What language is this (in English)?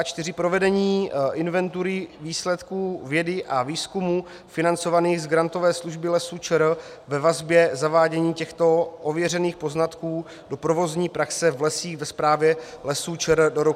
Czech